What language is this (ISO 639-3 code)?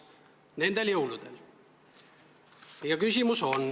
est